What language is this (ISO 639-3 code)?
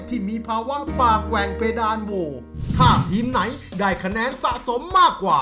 tha